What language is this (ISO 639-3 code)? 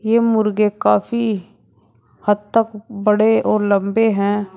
hin